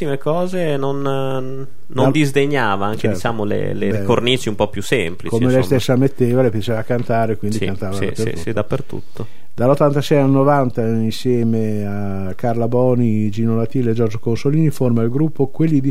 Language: Italian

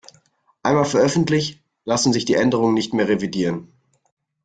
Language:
German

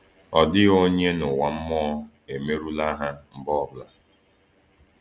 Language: Igbo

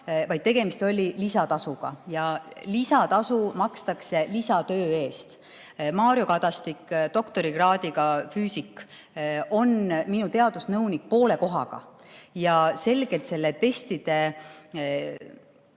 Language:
Estonian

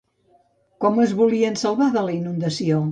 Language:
Catalan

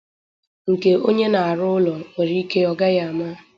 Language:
Igbo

